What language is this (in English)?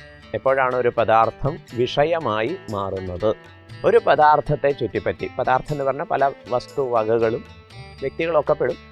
Malayalam